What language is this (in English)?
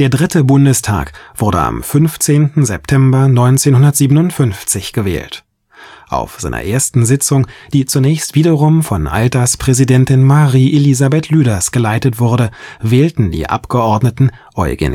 German